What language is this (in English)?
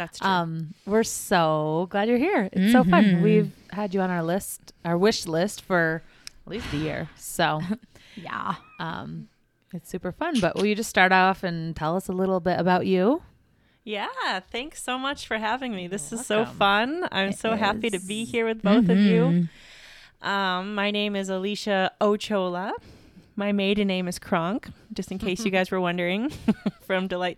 English